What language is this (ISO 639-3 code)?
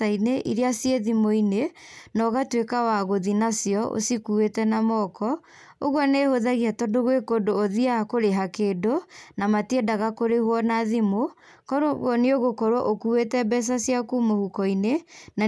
kik